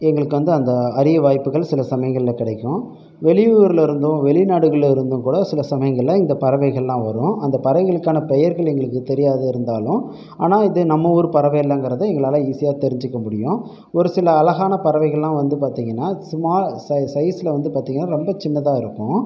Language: Tamil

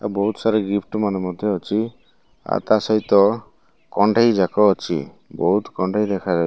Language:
Odia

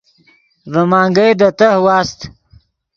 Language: Yidgha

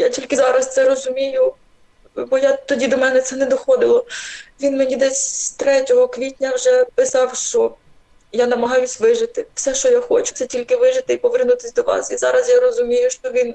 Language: Ukrainian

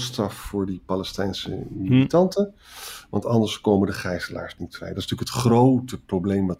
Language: Dutch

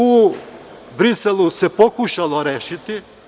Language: Serbian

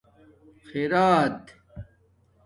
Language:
Domaaki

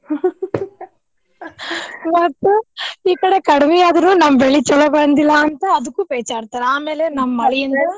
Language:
Kannada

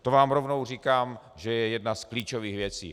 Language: Czech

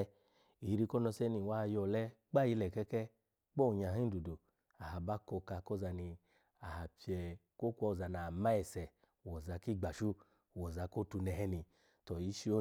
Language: Alago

